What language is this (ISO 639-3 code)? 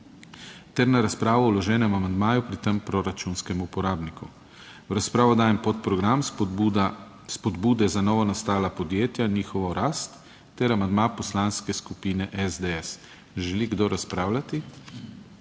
slv